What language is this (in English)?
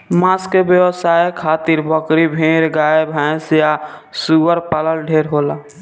Bhojpuri